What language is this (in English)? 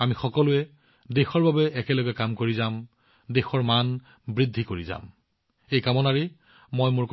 Assamese